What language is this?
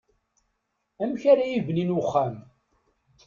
Kabyle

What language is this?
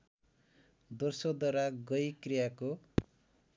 Nepali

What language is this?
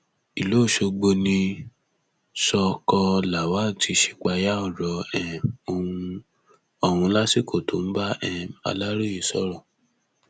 Yoruba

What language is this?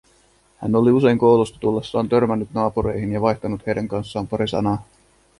Finnish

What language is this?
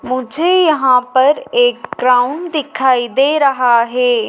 Hindi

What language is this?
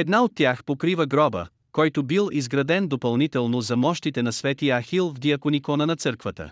Bulgarian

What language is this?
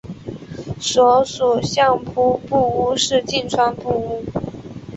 Chinese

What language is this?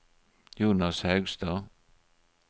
Norwegian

